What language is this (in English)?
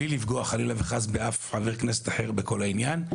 Hebrew